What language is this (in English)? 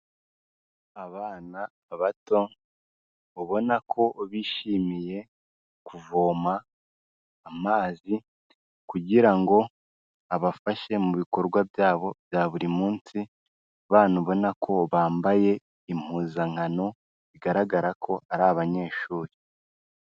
Kinyarwanda